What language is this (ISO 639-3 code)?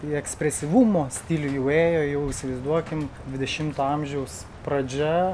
lit